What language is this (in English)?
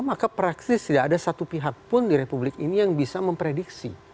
Indonesian